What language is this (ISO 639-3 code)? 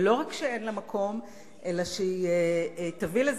heb